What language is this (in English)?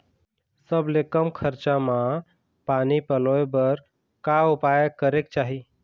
Chhattisgarhi